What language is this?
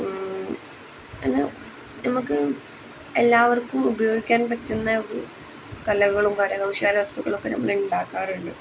Malayalam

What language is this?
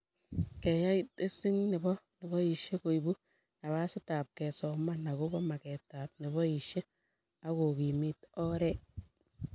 Kalenjin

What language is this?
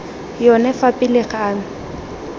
Tswana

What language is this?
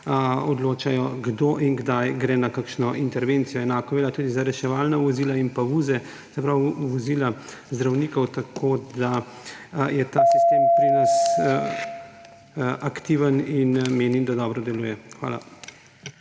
Slovenian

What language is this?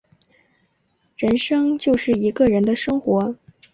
Chinese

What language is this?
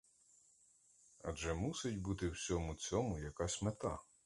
Ukrainian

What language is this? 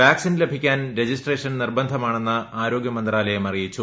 Malayalam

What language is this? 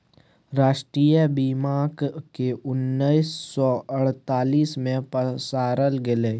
Maithili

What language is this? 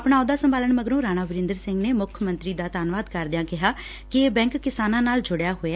Punjabi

